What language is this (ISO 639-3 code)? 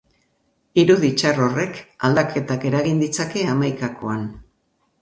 eus